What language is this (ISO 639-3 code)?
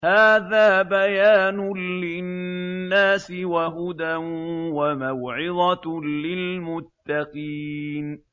ara